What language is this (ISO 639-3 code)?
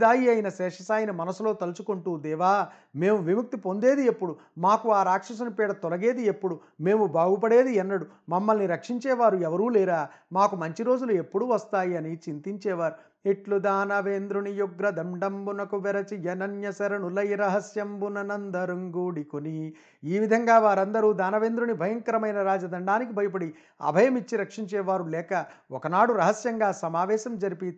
tel